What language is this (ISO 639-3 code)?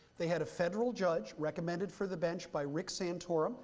eng